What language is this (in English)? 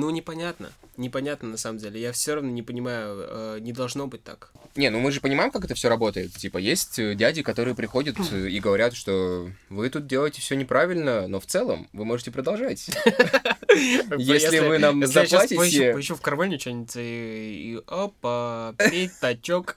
Russian